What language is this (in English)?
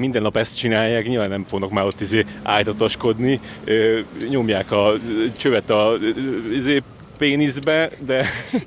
Hungarian